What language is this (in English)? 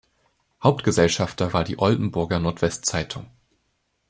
German